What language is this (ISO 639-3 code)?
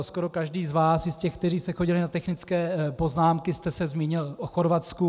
ces